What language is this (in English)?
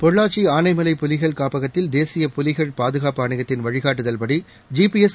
Tamil